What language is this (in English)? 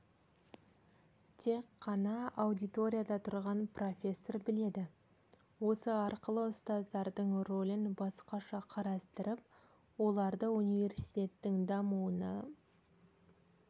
Kazakh